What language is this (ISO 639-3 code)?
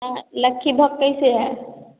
hin